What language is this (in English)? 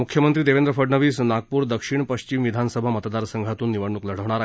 Marathi